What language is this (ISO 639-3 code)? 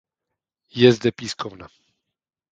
ces